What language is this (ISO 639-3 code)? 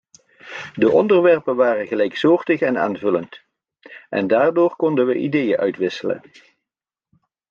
nld